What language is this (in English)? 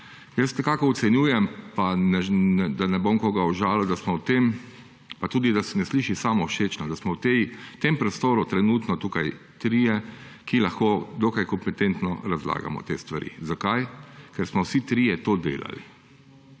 Slovenian